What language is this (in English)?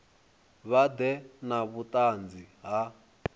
Venda